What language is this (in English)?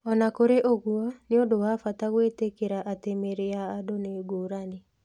Kikuyu